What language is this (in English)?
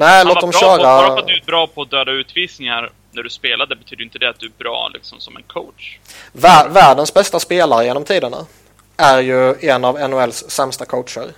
Swedish